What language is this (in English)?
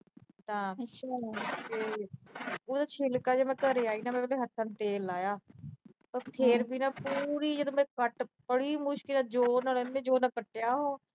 Punjabi